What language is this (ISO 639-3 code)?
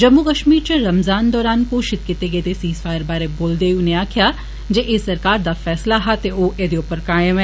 doi